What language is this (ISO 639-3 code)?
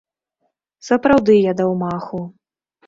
bel